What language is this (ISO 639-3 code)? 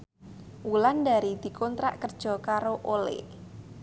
jav